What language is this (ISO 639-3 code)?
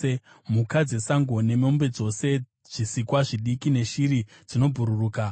sna